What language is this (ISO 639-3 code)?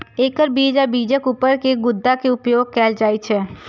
mai